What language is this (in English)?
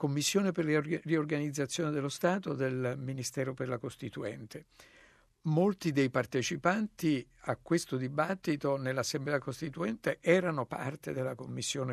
Italian